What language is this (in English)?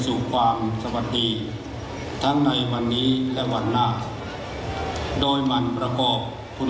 Thai